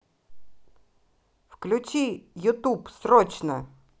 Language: Russian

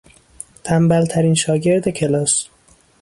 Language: Persian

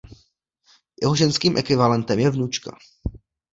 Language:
Czech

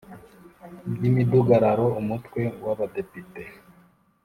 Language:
Kinyarwanda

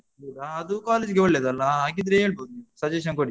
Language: Kannada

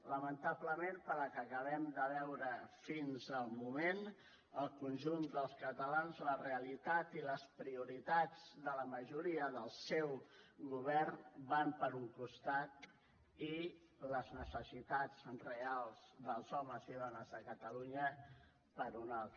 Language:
Catalan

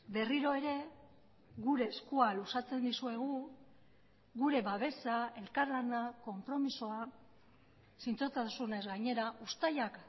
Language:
Basque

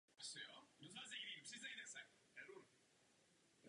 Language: Czech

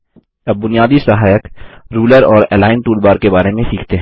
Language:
Hindi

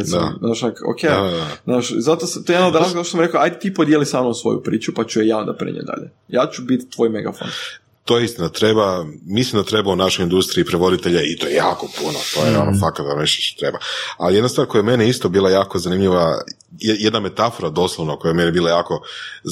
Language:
Croatian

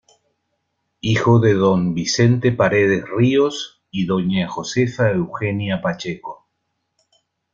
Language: Spanish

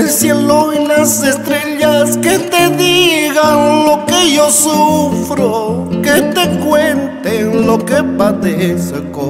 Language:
Spanish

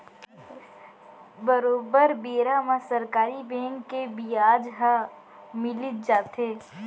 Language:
Chhattisgarhi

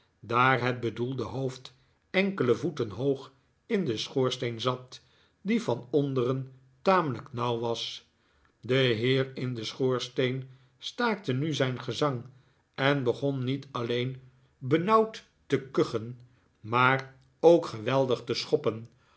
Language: Dutch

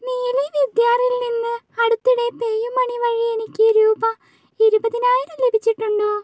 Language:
Malayalam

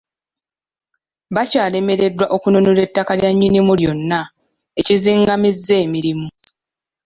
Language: Ganda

